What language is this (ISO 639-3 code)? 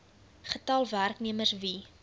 afr